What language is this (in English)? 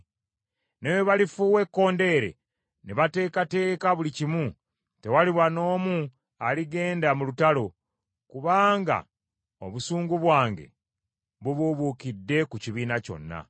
Ganda